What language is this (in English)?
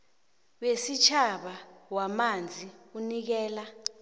South Ndebele